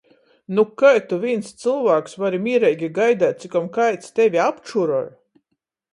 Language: Latgalian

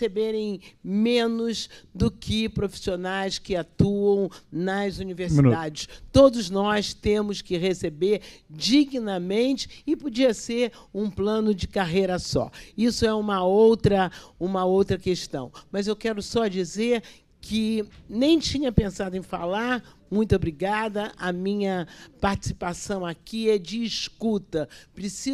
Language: Portuguese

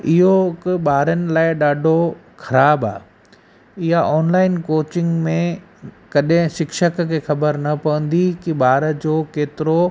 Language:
Sindhi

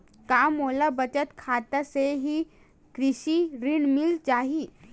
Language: Chhattisgarhi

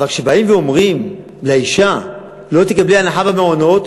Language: Hebrew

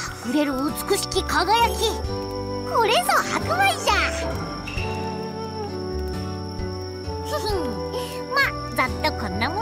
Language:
Japanese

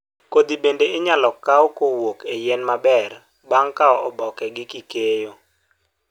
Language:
Luo (Kenya and Tanzania)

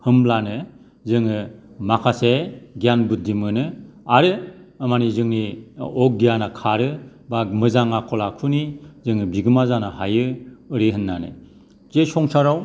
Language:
Bodo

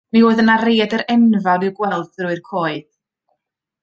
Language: Welsh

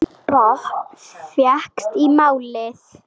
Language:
Icelandic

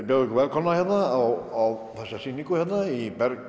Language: Icelandic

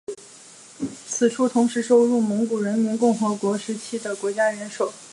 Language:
Chinese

